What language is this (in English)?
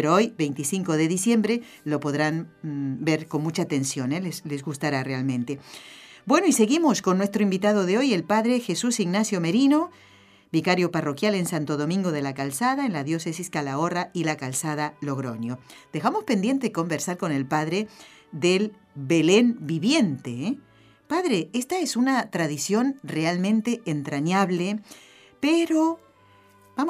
Spanish